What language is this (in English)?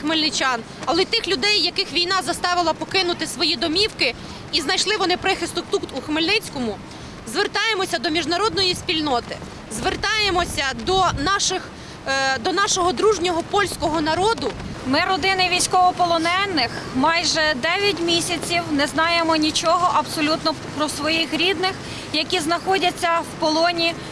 Ukrainian